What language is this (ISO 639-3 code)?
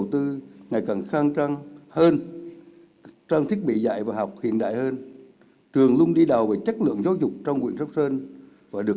vie